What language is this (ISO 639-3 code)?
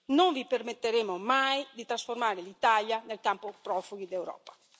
ita